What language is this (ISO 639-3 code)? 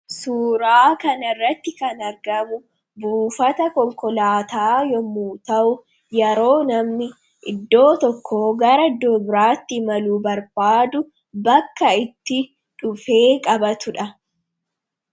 orm